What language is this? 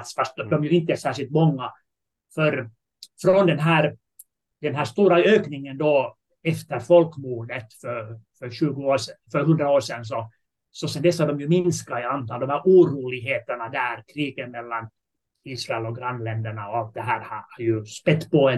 Swedish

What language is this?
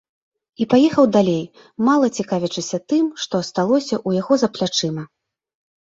Belarusian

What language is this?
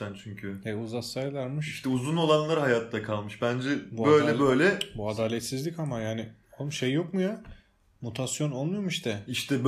Turkish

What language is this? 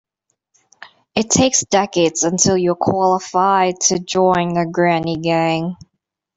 English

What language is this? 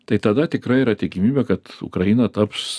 Lithuanian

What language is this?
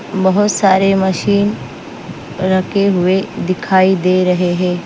Hindi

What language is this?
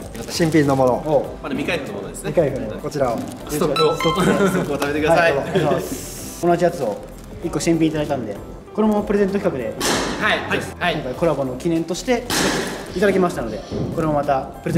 Japanese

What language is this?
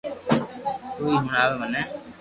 Loarki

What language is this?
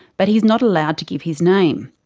English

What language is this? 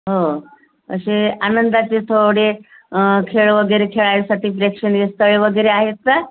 Marathi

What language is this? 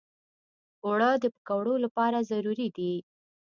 Pashto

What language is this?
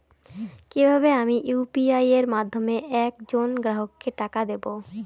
Bangla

